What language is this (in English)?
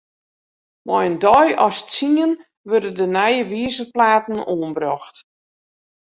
Western Frisian